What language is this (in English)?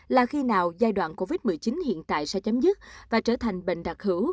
Vietnamese